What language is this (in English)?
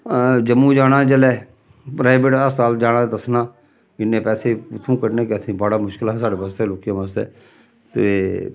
Dogri